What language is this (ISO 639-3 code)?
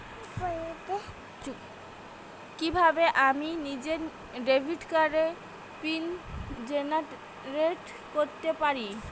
ben